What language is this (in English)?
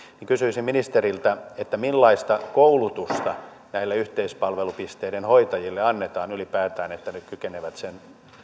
Finnish